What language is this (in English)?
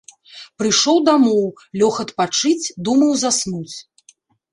Belarusian